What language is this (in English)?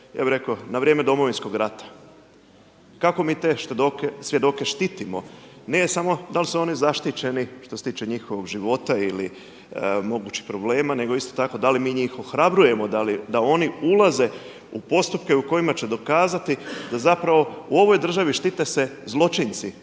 Croatian